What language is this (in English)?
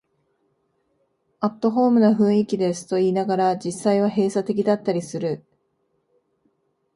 Japanese